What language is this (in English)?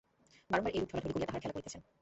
Bangla